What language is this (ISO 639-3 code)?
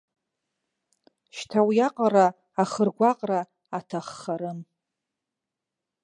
abk